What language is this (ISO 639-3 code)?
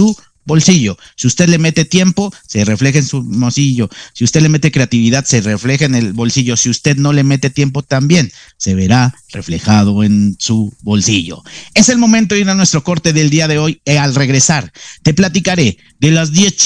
spa